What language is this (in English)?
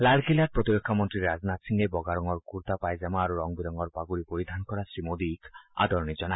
Assamese